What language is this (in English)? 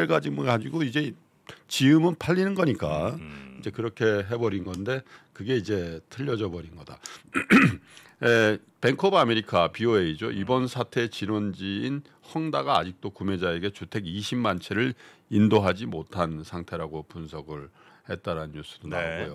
Korean